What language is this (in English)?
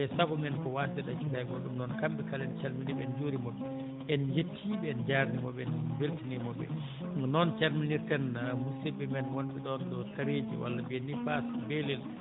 Fula